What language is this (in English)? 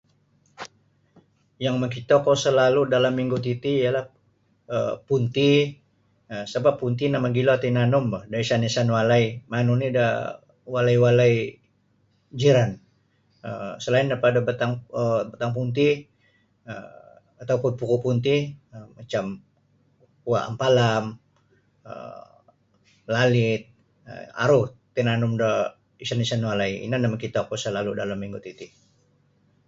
Sabah Bisaya